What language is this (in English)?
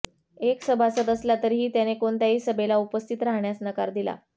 Marathi